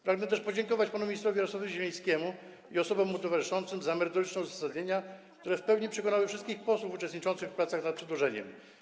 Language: Polish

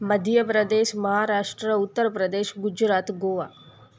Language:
Sindhi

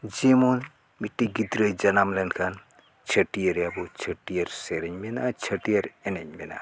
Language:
Santali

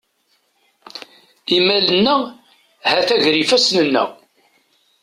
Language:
Kabyle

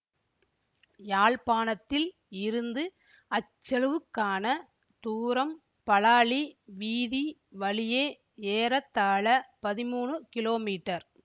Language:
Tamil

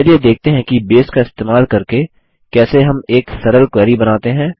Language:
Hindi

